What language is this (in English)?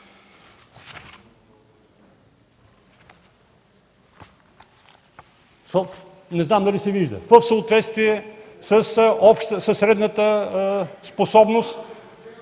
Bulgarian